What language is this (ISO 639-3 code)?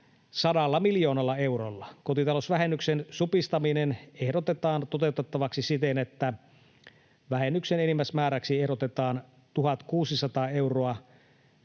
fin